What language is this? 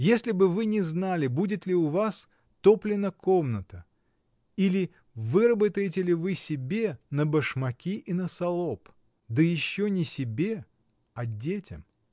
Russian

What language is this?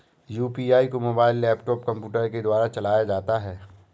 Hindi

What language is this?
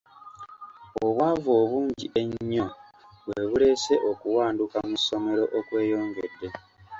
Ganda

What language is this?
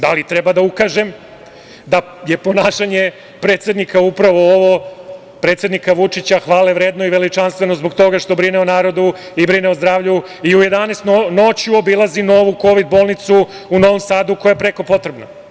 Serbian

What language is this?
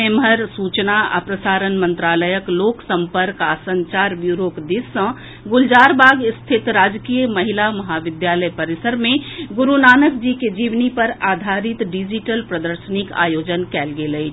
Maithili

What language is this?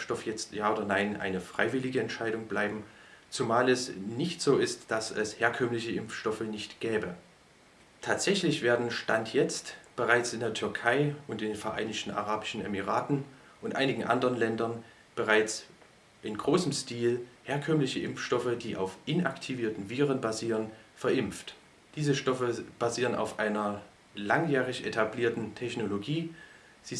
German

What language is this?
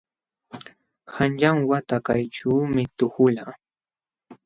Jauja Wanca Quechua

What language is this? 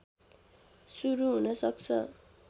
Nepali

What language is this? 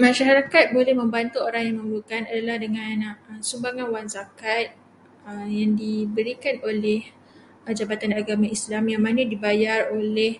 Malay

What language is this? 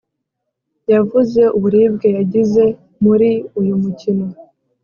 Kinyarwanda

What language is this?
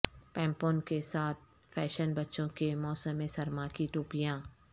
Urdu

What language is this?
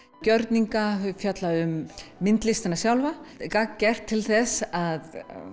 Icelandic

